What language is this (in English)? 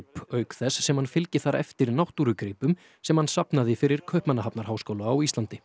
Icelandic